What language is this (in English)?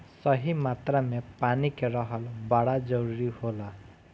Bhojpuri